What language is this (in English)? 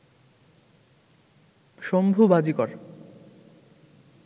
Bangla